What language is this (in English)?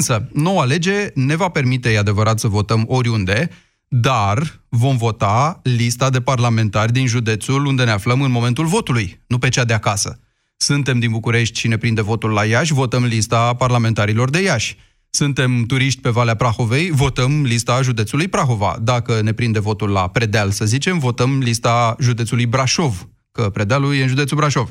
Romanian